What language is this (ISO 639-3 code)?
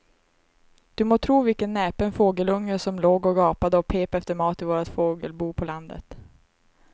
swe